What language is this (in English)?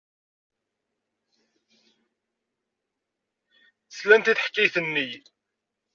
Kabyle